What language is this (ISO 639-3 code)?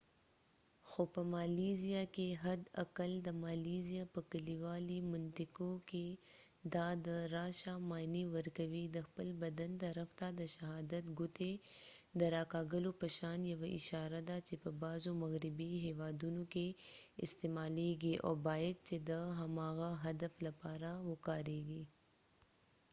pus